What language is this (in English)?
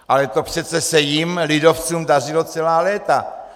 Czech